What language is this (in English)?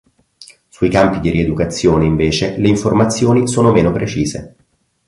Italian